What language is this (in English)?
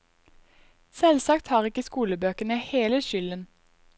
Norwegian